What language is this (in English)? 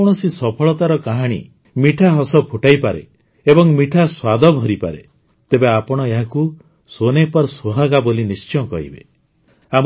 Odia